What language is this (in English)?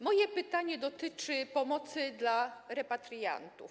Polish